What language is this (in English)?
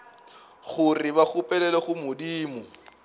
Northern Sotho